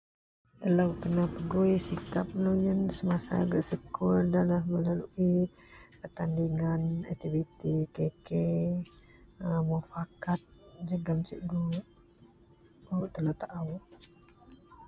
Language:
Central Melanau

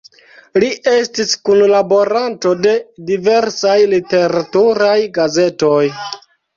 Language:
Esperanto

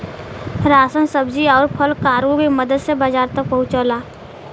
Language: Bhojpuri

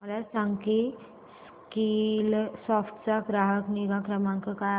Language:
Marathi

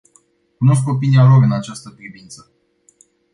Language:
Romanian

